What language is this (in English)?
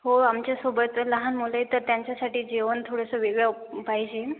Marathi